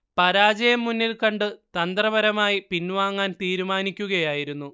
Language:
Malayalam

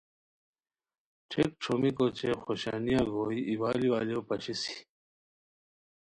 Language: Khowar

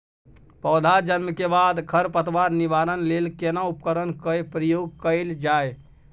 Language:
Maithili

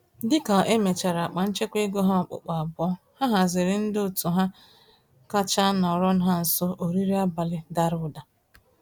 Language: Igbo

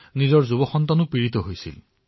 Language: Assamese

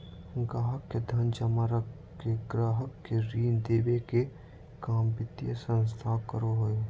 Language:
Magahi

